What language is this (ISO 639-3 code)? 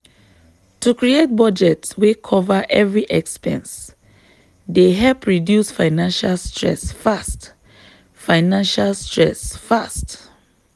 pcm